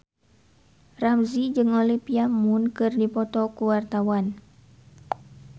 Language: Sundanese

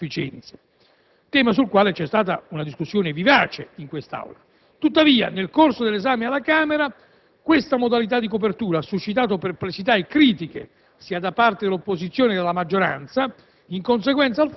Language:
Italian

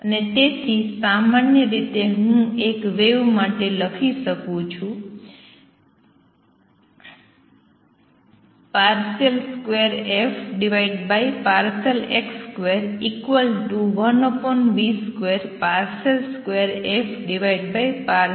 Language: Gujarati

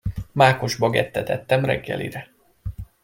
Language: Hungarian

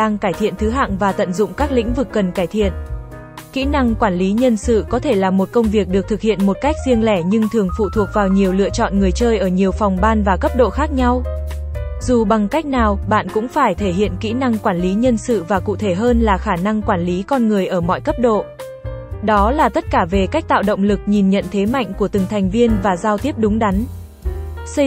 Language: Vietnamese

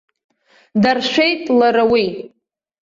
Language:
Abkhazian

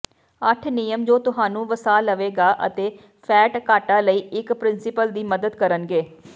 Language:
Punjabi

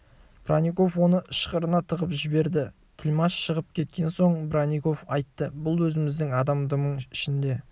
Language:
Kazakh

